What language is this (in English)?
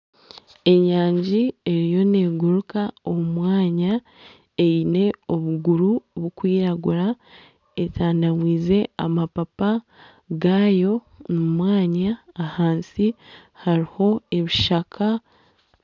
Nyankole